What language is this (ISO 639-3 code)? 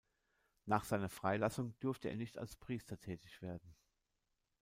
deu